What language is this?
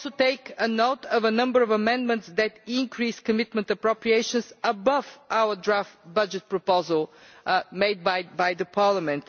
English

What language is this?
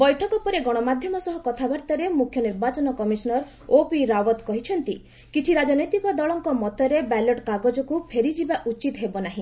Odia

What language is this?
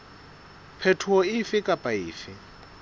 Southern Sotho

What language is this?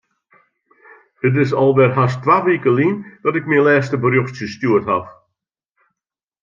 Western Frisian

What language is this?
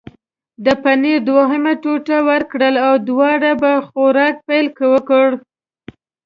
Pashto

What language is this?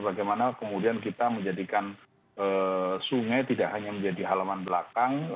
Indonesian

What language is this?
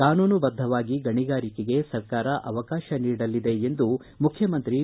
Kannada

